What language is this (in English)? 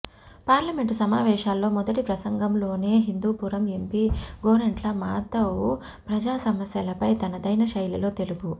Telugu